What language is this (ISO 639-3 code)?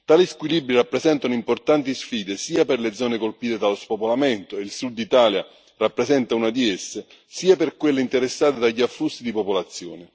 ita